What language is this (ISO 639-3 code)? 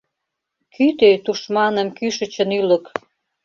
chm